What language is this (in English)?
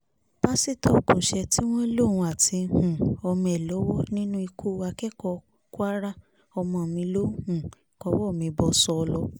Yoruba